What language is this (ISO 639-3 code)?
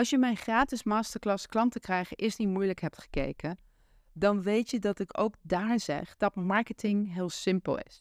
nld